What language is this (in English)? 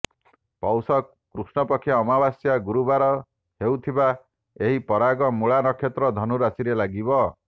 Odia